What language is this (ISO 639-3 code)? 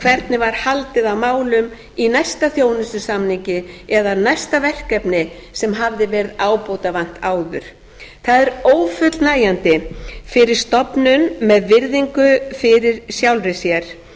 isl